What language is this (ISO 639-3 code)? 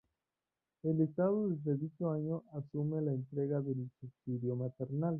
spa